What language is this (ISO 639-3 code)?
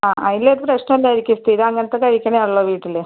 mal